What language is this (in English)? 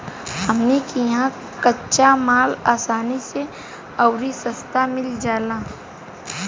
Bhojpuri